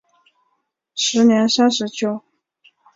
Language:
Chinese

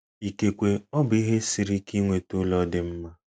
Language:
Igbo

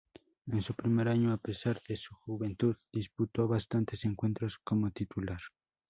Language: Spanish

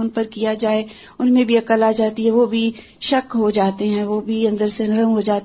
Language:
Urdu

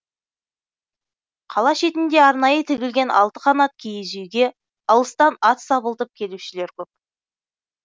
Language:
Kazakh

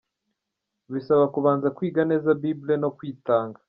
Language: Kinyarwanda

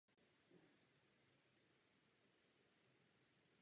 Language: Czech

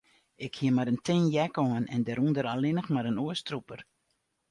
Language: Western Frisian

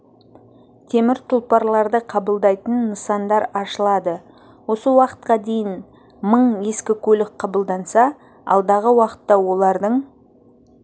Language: Kazakh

